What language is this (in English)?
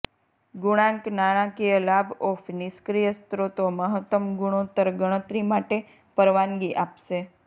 Gujarati